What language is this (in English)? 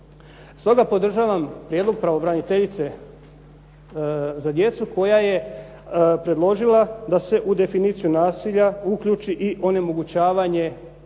Croatian